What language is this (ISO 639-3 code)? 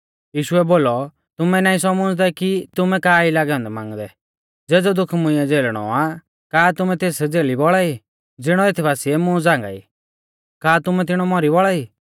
bfz